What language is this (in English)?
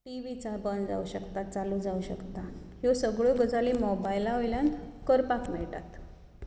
Konkani